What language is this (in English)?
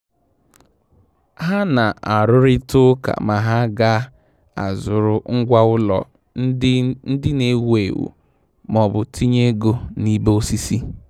Igbo